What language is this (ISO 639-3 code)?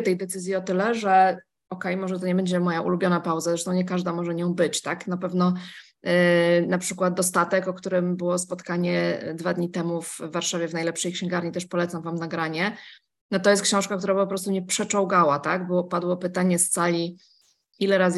pol